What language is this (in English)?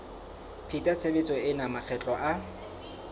Southern Sotho